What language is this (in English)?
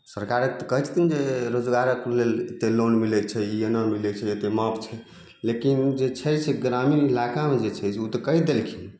Maithili